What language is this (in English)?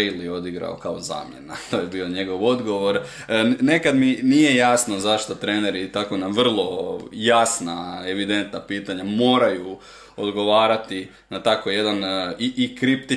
Croatian